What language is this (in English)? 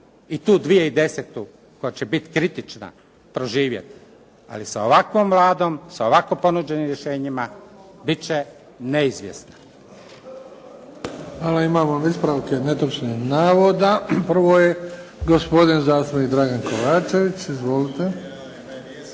Croatian